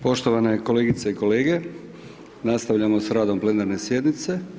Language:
Croatian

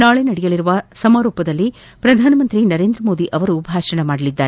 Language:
Kannada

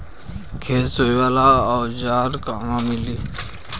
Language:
Bhojpuri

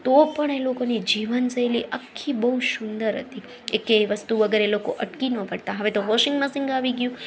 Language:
Gujarati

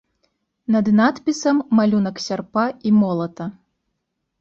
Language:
Belarusian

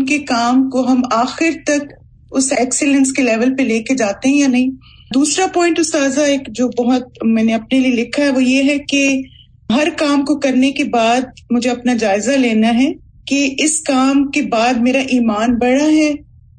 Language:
Urdu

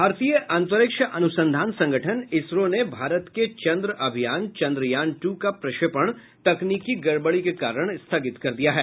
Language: Hindi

